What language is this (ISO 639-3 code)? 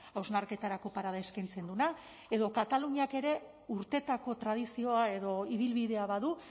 eus